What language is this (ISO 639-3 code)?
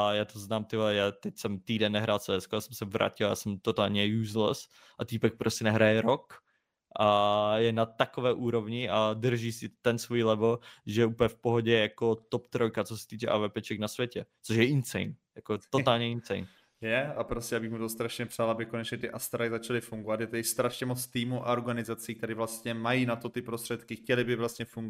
ces